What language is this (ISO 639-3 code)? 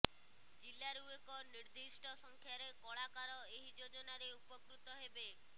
ori